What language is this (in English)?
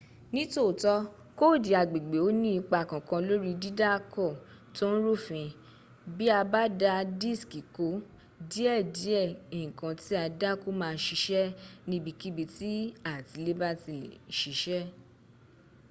Yoruba